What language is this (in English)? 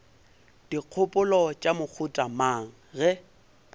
Northern Sotho